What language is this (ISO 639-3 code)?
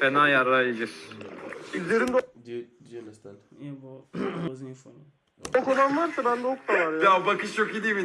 tur